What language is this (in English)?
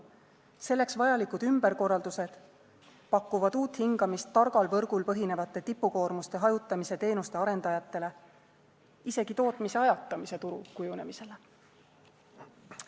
Estonian